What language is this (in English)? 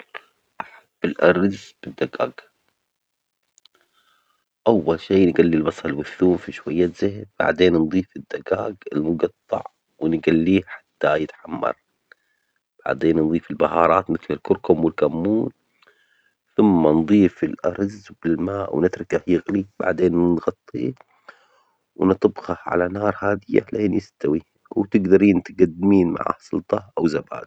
Omani Arabic